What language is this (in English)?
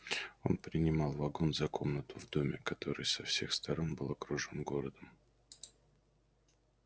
Russian